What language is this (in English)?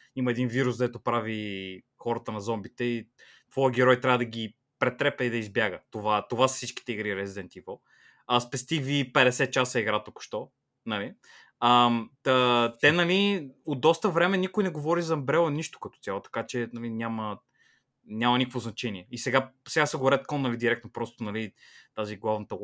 Bulgarian